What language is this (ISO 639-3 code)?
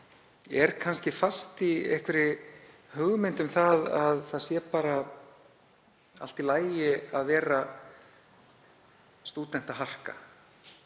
isl